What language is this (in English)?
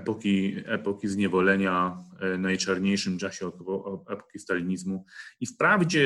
Polish